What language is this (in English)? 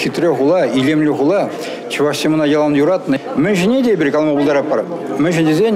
Russian